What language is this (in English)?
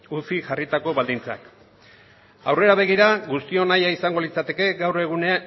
Basque